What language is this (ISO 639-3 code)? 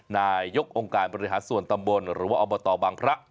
tha